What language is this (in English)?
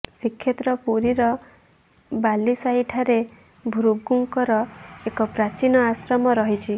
Odia